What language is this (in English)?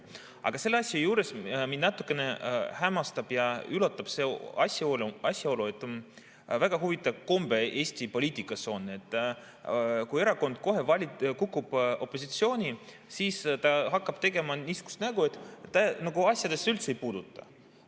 Estonian